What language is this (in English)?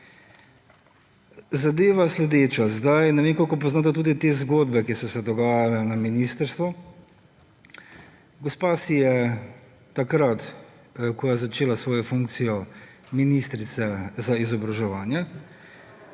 Slovenian